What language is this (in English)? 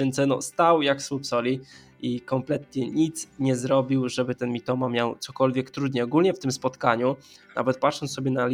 Polish